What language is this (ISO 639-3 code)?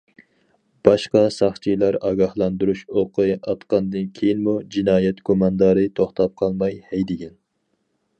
uig